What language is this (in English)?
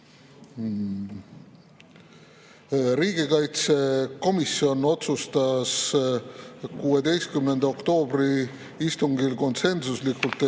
Estonian